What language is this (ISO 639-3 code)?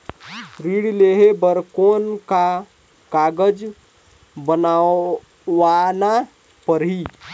hne